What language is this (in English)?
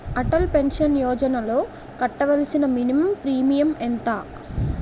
Telugu